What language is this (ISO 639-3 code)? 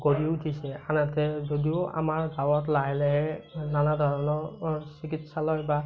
asm